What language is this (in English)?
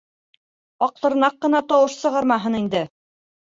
Bashkir